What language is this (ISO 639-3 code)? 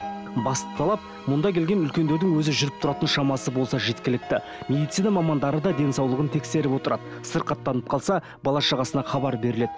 kaz